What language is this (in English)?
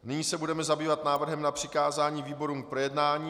Czech